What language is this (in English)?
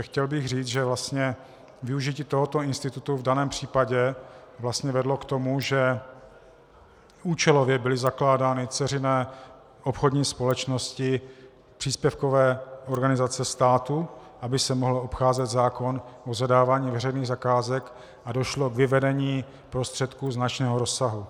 Czech